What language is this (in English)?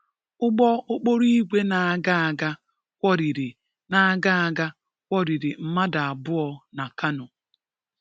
Igbo